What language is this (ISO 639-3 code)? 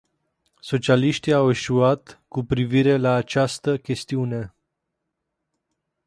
ron